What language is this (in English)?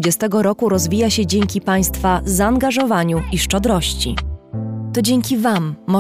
Polish